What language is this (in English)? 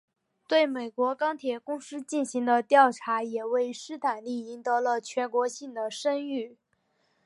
Chinese